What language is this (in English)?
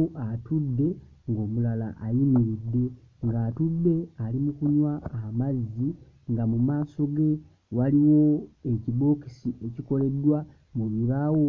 Ganda